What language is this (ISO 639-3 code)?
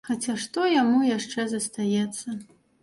bel